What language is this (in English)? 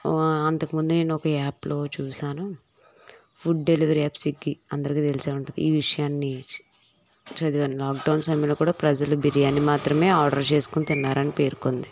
Telugu